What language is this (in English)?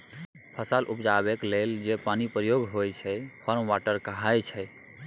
Maithili